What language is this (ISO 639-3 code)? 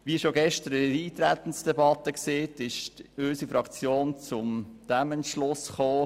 gsw